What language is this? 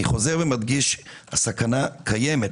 Hebrew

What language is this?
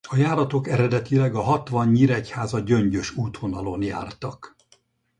Hungarian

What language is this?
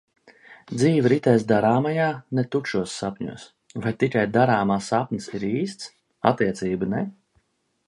Latvian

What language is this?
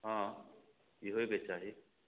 Maithili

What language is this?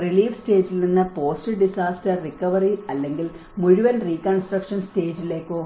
Malayalam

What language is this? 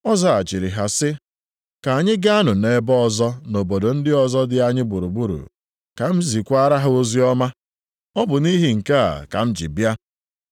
Igbo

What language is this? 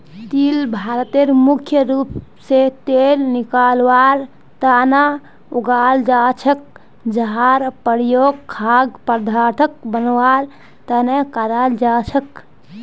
Magahi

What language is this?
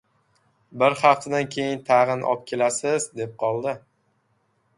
Uzbek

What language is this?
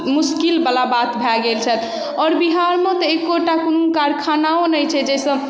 Maithili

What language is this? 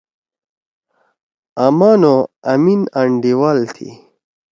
Torwali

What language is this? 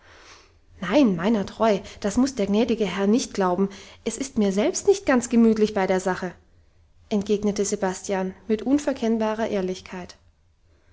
German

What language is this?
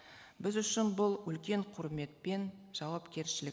Kazakh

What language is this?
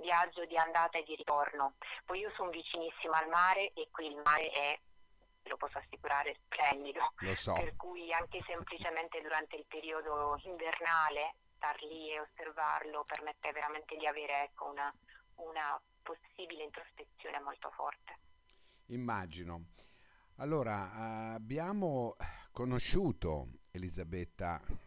Italian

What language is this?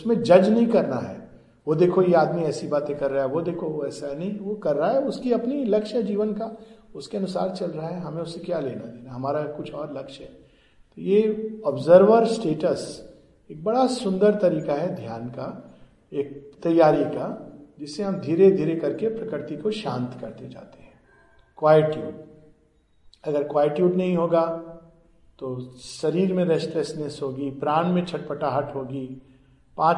Hindi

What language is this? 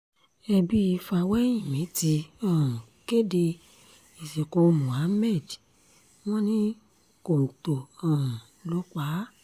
Yoruba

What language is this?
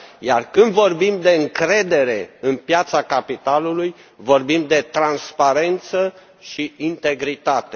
Romanian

